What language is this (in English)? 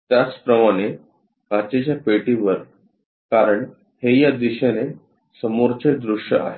Marathi